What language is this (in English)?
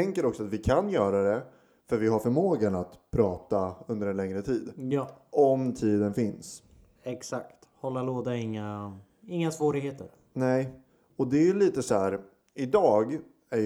Swedish